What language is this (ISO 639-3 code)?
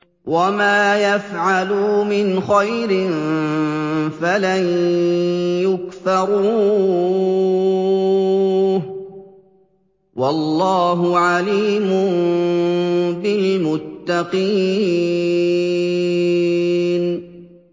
ara